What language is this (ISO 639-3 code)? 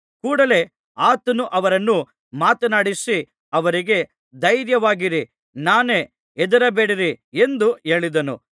kan